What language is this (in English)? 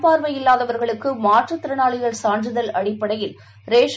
Tamil